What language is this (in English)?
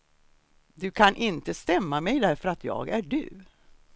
Swedish